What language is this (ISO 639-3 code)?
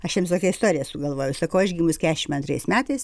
lit